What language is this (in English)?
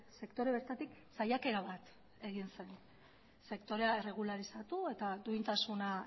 Basque